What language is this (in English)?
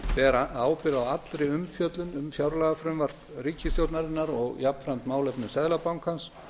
Icelandic